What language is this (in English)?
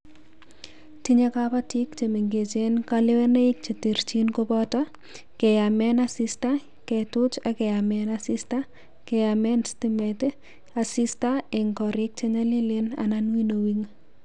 Kalenjin